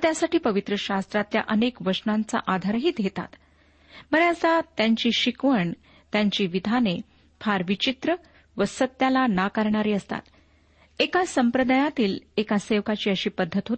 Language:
Marathi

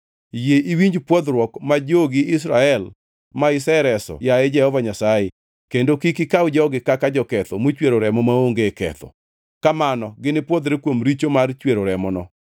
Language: Luo (Kenya and Tanzania)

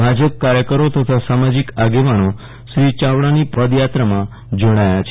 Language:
Gujarati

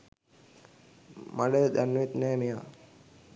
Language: Sinhala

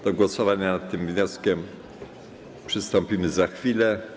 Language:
Polish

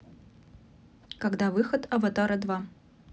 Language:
Russian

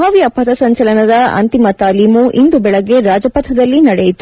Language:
Kannada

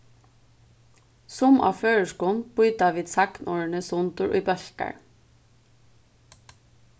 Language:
Faroese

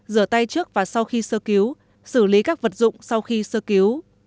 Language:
Vietnamese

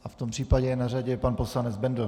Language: Czech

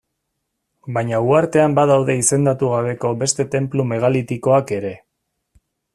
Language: Basque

